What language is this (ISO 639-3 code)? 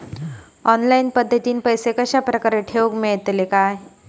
mar